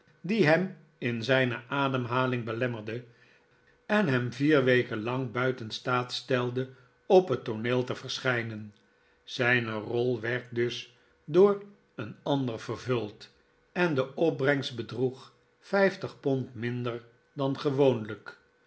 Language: Dutch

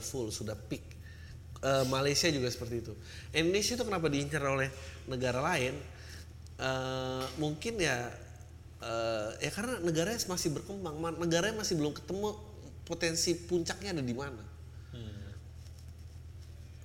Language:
Indonesian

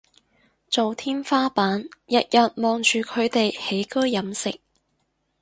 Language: Cantonese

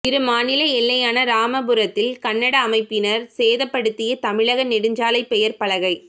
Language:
Tamil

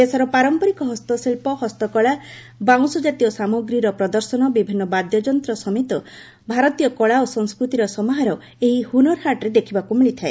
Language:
Odia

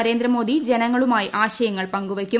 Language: Malayalam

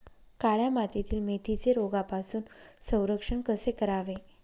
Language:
Marathi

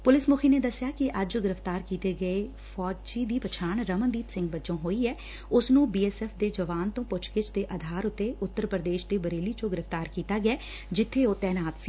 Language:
Punjabi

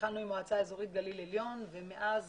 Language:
Hebrew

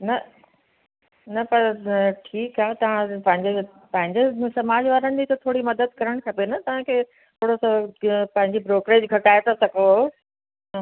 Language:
Sindhi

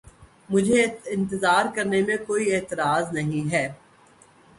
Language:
Urdu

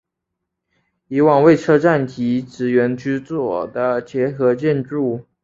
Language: Chinese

